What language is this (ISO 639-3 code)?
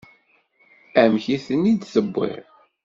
kab